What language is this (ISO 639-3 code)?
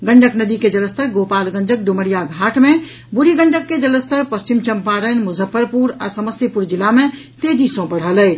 mai